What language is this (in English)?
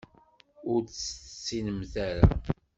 Kabyle